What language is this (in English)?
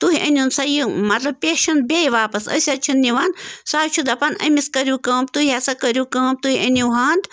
Kashmiri